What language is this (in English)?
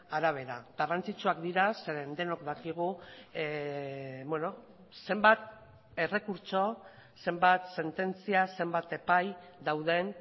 Basque